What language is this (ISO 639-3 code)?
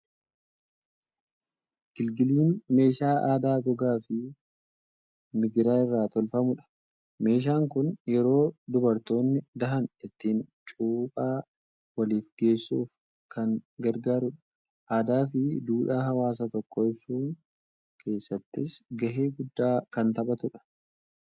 orm